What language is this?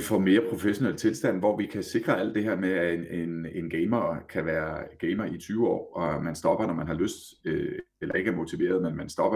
Danish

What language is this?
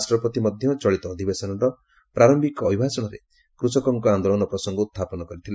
Odia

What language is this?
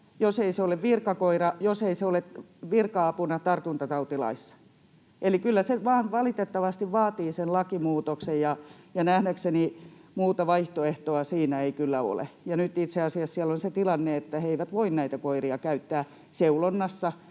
Finnish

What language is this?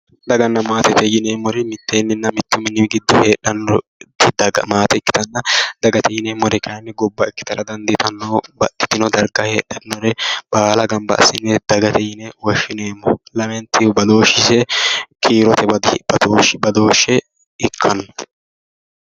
Sidamo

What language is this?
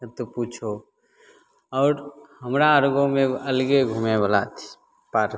Maithili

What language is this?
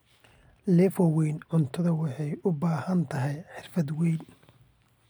Somali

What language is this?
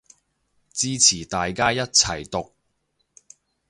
Cantonese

